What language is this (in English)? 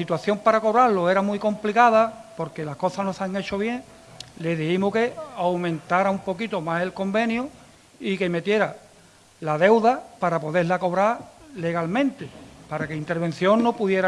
Spanish